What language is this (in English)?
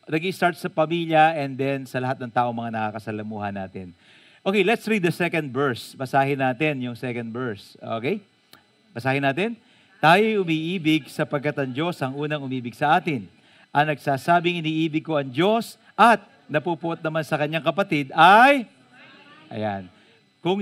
Filipino